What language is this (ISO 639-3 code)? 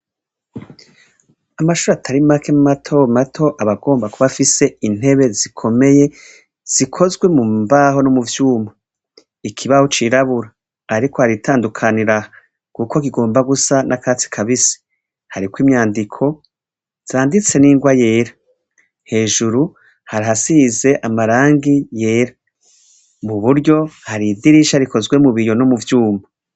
run